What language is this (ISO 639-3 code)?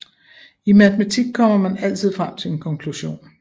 dan